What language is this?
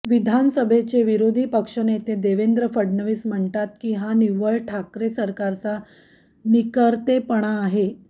Marathi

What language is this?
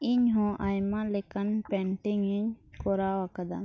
Santali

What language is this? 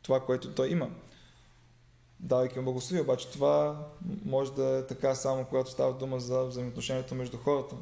Bulgarian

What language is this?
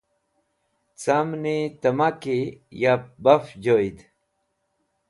Wakhi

